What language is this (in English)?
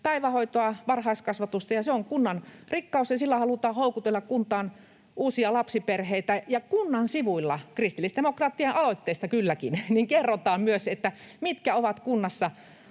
Finnish